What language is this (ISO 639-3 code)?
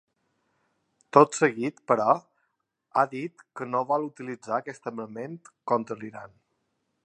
cat